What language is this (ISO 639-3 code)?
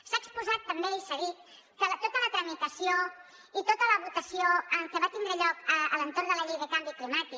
cat